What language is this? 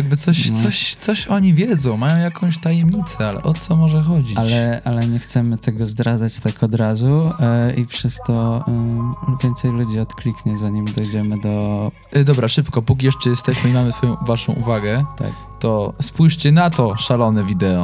Polish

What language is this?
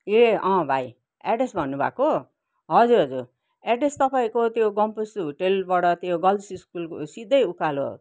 Nepali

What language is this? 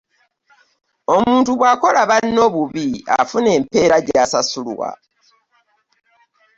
Ganda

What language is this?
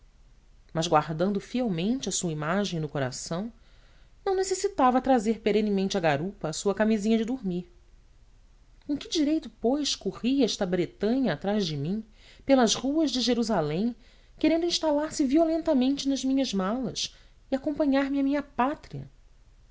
Portuguese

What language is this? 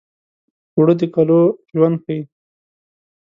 Pashto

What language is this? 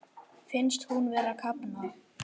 Icelandic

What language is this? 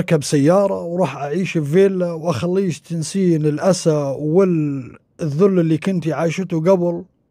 Arabic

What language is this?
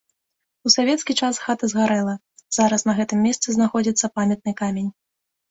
Belarusian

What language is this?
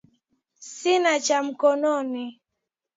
Swahili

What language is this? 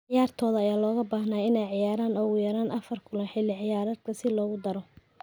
Somali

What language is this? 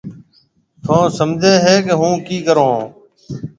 Marwari (Pakistan)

